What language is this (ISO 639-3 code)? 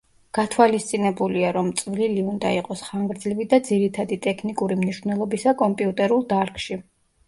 kat